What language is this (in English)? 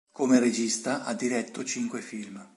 Italian